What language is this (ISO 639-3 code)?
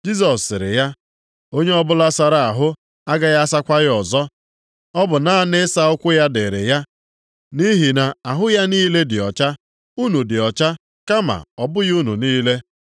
ibo